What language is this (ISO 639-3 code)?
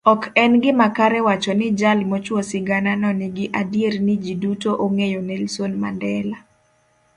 luo